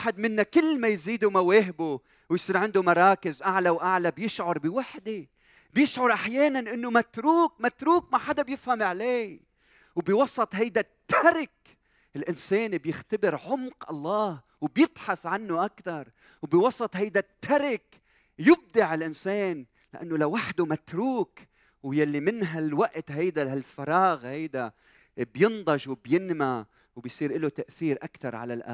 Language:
Arabic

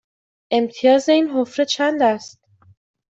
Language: Persian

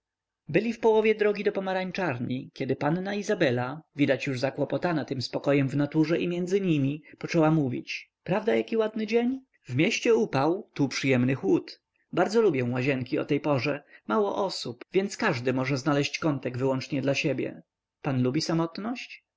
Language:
Polish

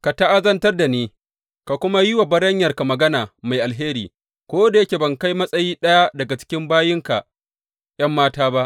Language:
Hausa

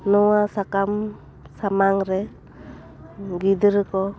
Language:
Santali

